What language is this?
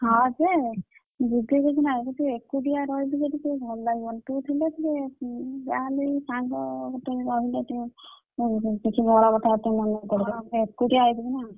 Odia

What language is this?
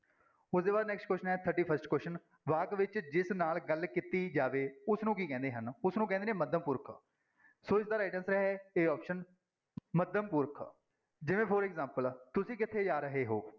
Punjabi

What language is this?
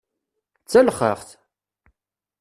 Kabyle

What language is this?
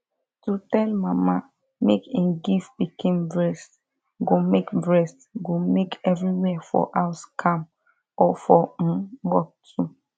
Nigerian Pidgin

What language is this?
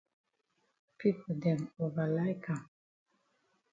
Cameroon Pidgin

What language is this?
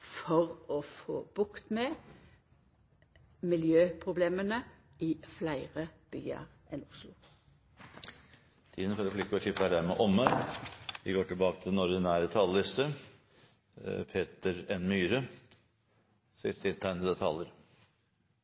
Norwegian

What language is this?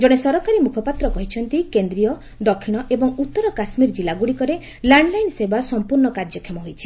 Odia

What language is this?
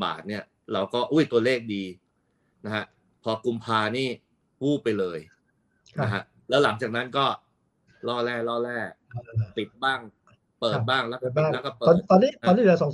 Thai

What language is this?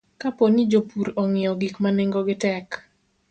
Luo (Kenya and Tanzania)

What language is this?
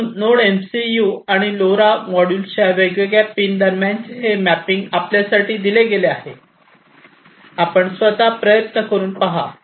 Marathi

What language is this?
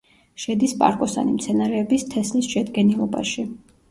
Georgian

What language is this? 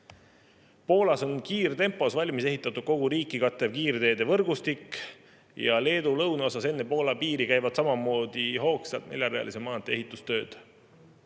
Estonian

